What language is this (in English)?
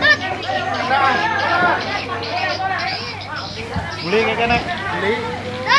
Spanish